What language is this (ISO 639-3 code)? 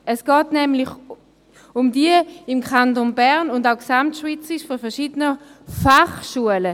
gsw